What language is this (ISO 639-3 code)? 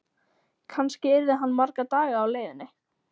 isl